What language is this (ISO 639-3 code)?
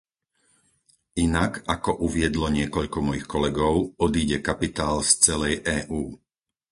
slk